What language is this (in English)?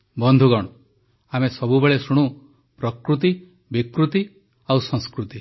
Odia